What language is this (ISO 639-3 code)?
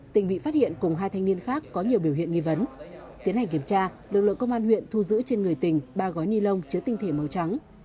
vie